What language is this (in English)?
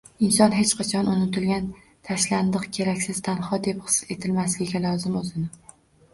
Uzbek